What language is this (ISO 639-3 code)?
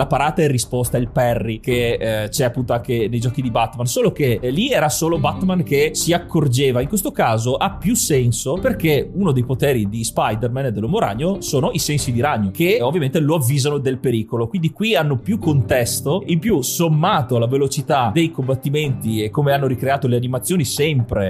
ita